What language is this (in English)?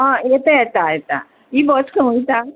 Konkani